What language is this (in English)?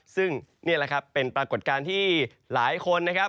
Thai